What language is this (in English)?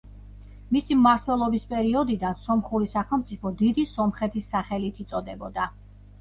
Georgian